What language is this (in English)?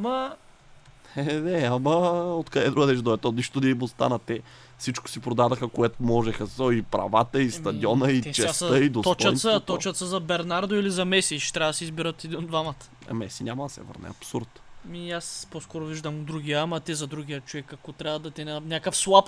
Bulgarian